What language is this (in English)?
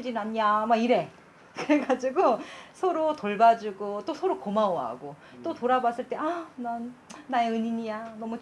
Korean